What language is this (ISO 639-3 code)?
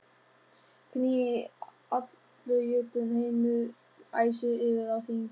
isl